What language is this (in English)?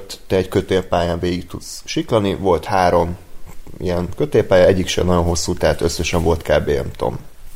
Hungarian